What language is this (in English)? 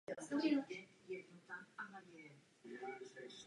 Czech